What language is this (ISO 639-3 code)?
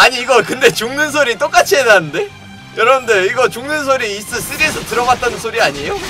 kor